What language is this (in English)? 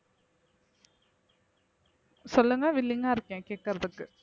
Tamil